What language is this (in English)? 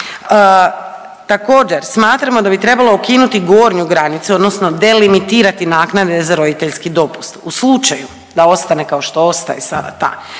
Croatian